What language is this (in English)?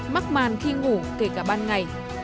Vietnamese